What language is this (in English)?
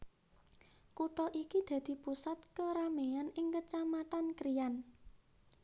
Javanese